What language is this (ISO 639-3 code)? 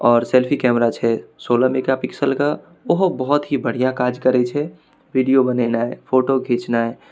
mai